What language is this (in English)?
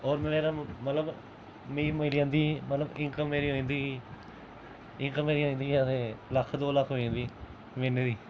Dogri